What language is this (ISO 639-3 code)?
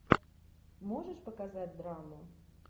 rus